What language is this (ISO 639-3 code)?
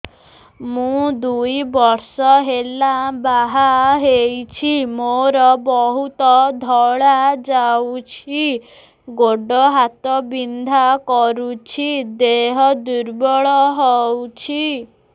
ori